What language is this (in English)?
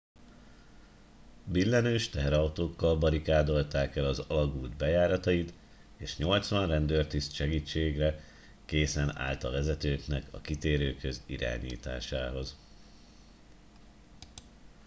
Hungarian